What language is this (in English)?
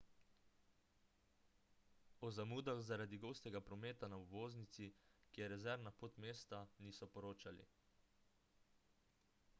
Slovenian